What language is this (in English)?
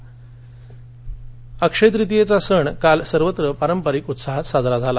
Marathi